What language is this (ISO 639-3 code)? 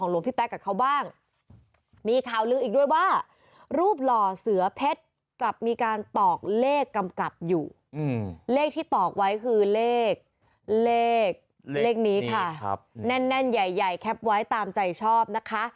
tha